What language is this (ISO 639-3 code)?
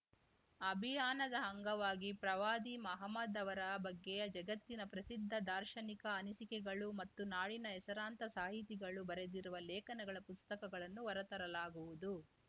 kan